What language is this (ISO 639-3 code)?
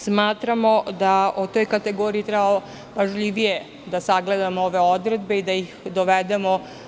srp